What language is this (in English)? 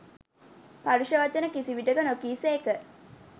Sinhala